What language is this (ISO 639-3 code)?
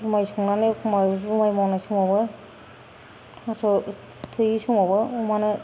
brx